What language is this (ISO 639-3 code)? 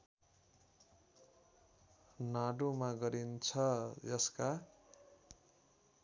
nep